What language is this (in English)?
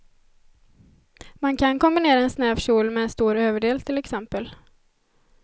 Swedish